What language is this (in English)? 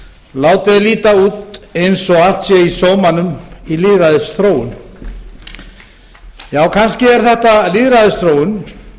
Icelandic